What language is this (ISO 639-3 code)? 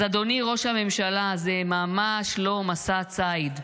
heb